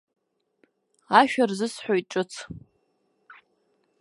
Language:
Abkhazian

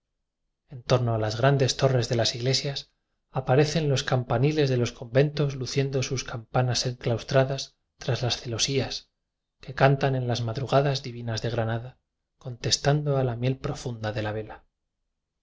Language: Spanish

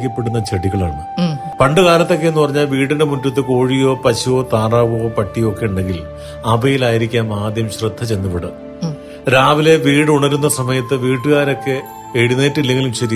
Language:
Malayalam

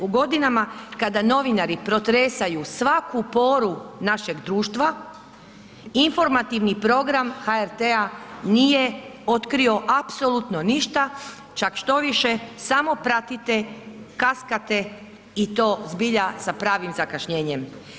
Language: Croatian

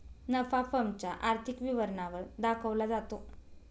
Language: Marathi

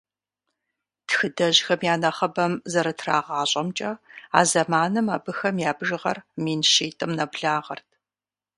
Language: Kabardian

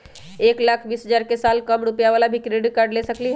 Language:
Magahi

